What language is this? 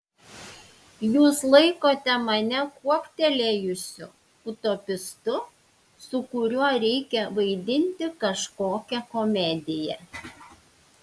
Lithuanian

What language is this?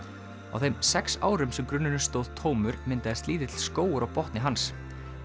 Icelandic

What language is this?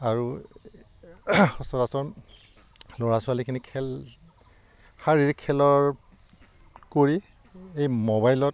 Assamese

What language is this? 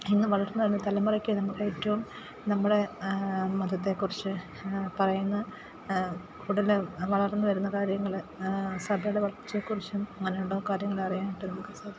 Malayalam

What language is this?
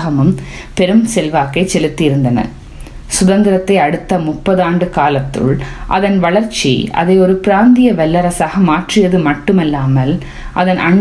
Tamil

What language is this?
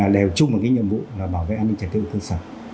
Vietnamese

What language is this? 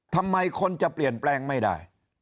Thai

